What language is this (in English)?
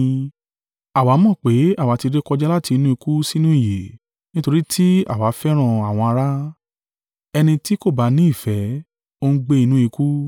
Yoruba